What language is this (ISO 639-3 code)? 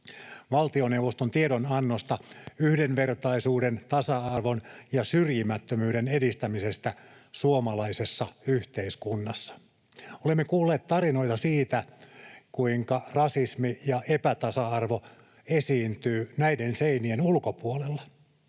fin